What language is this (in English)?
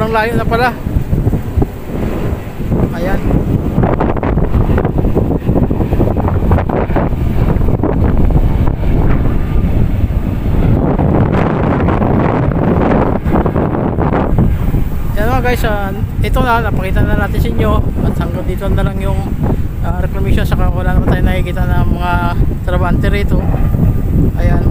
Filipino